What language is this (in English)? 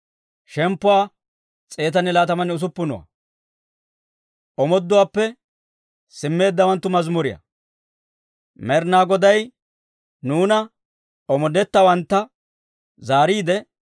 Dawro